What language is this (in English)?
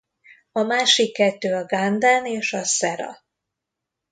Hungarian